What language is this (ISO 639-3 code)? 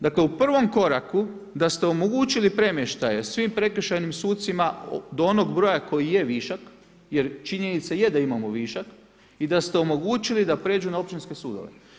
hrv